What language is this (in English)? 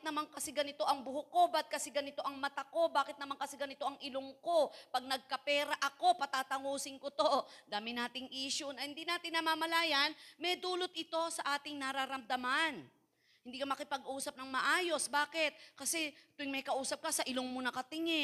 Filipino